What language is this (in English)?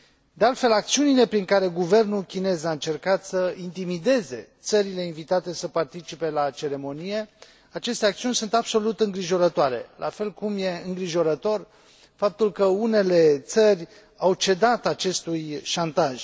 Romanian